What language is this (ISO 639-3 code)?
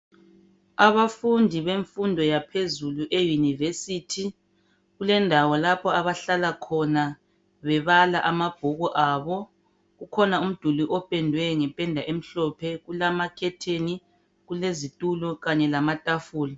nde